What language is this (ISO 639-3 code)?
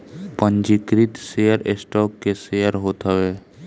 bho